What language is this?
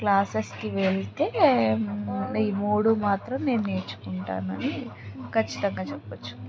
Telugu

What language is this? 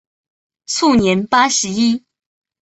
Chinese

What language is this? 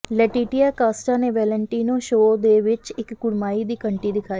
Punjabi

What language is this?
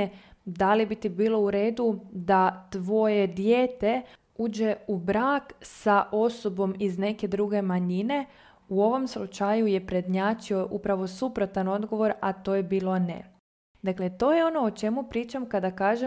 Croatian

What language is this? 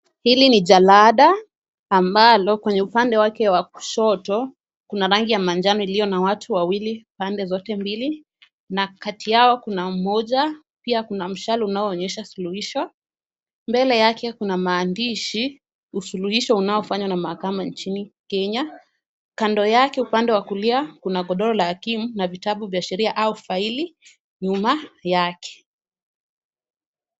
Swahili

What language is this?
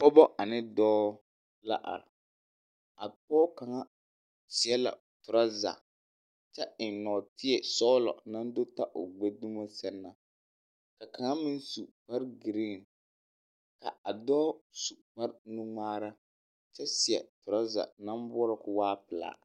Southern Dagaare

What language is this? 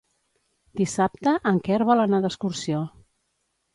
Catalan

